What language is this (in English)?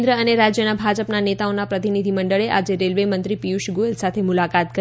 Gujarati